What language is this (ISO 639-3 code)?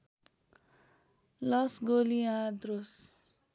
nep